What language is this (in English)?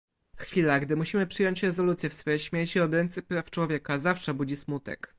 Polish